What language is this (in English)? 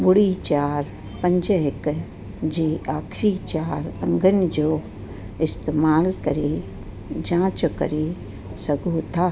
Sindhi